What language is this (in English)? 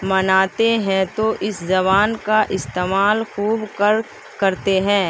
Urdu